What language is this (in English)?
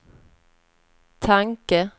Swedish